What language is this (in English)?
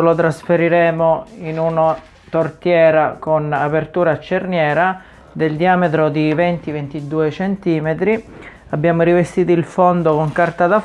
Italian